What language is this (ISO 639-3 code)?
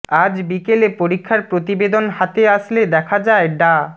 ben